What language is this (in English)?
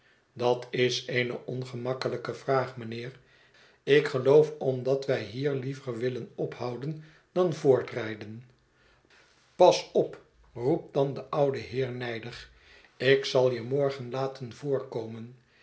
Dutch